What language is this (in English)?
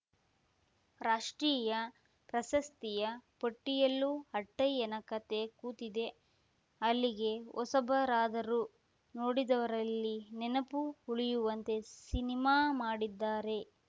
Kannada